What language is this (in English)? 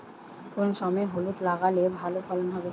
Bangla